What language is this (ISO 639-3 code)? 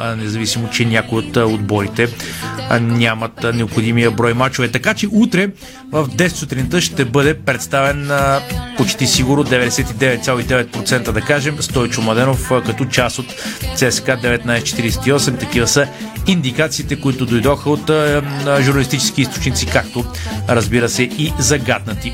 bul